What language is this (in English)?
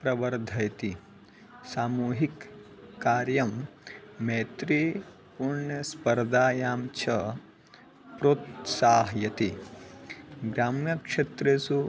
Sanskrit